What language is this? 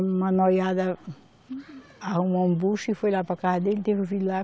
Portuguese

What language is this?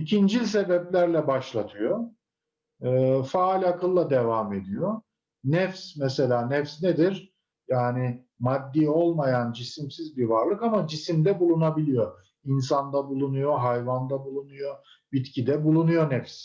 Turkish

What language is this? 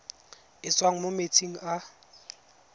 Tswana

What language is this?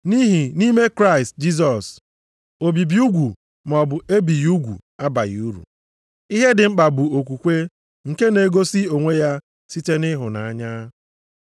Igbo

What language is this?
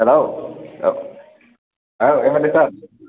Bodo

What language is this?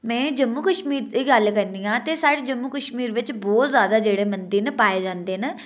Dogri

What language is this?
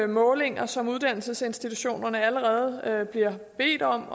Danish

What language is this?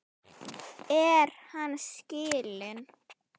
Icelandic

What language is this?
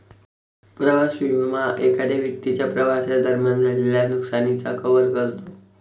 Marathi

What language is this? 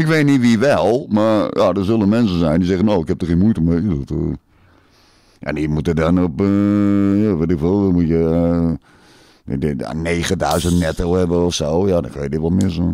Dutch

